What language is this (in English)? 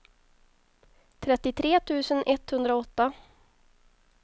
Swedish